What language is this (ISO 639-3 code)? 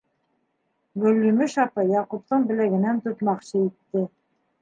bak